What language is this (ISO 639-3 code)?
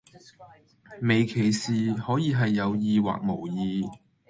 yue